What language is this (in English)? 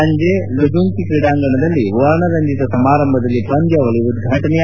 Kannada